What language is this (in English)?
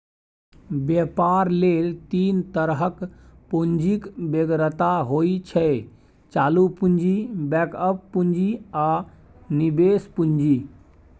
Maithili